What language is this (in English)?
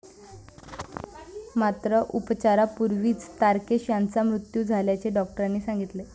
Marathi